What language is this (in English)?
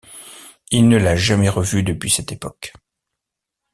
French